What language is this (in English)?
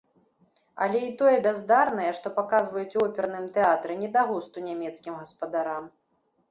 Belarusian